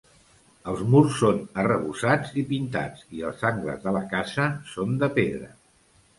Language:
Catalan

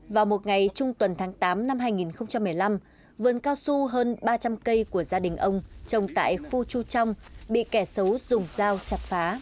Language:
Vietnamese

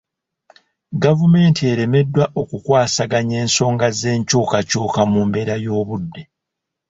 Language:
Ganda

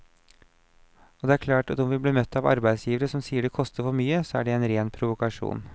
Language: Norwegian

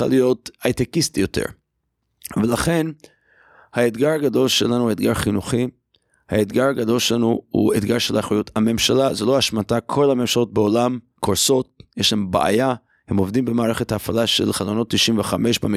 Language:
Hebrew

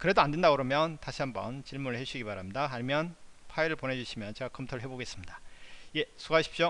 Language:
Korean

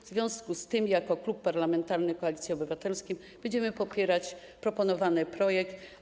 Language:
Polish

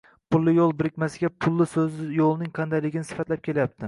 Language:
Uzbek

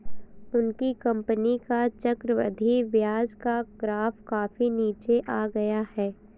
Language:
Hindi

